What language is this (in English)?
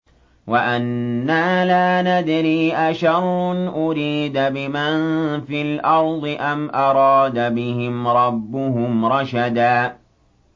Arabic